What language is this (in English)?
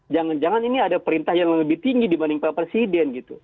Indonesian